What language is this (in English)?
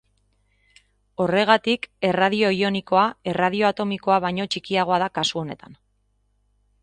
Basque